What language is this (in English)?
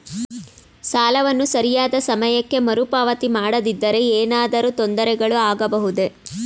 Kannada